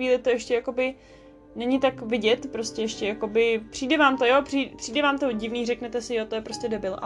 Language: Czech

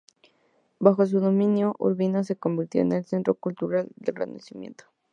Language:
Spanish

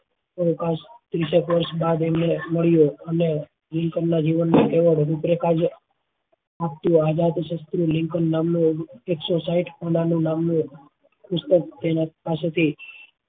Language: Gujarati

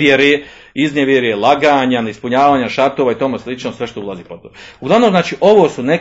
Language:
Croatian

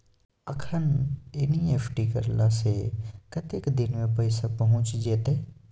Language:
Maithili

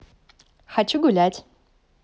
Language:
Russian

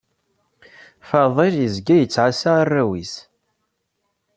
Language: Kabyle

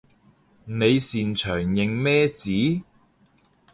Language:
Cantonese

